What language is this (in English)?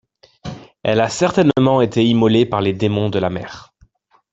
French